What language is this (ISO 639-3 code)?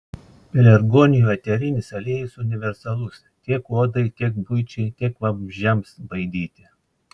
lit